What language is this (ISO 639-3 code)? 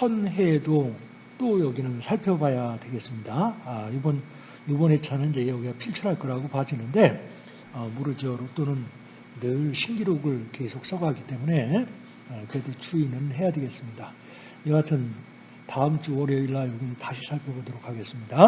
kor